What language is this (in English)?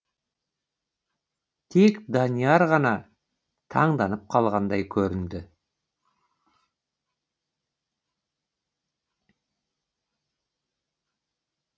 Kazakh